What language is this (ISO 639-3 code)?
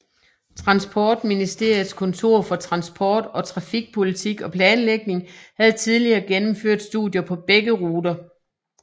dan